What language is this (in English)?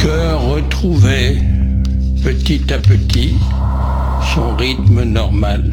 French